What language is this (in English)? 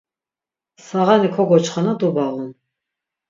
Laz